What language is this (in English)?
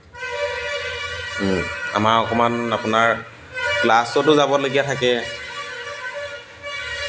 Assamese